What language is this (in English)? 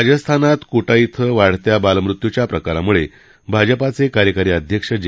Marathi